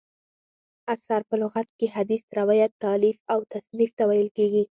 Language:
Pashto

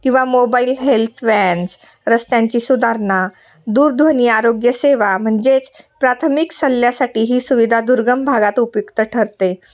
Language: Marathi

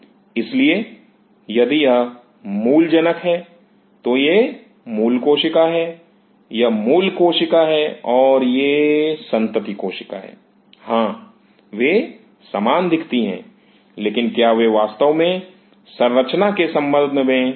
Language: Hindi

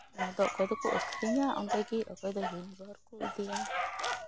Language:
Santali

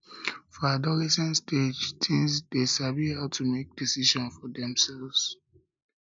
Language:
Nigerian Pidgin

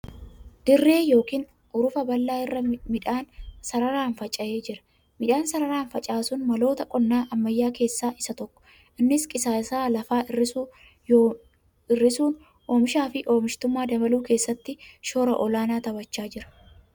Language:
Oromo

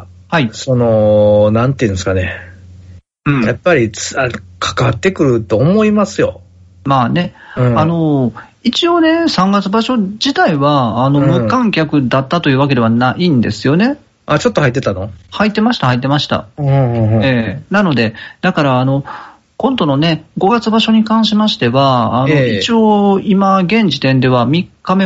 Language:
Japanese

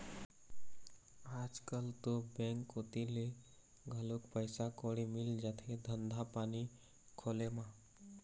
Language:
Chhattisgarhi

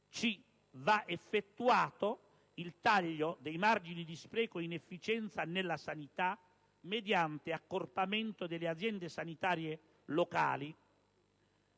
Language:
Italian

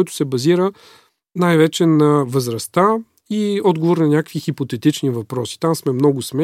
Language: Bulgarian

